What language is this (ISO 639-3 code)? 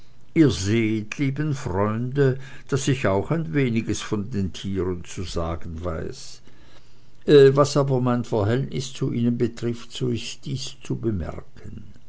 deu